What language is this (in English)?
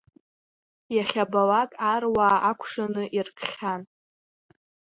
Abkhazian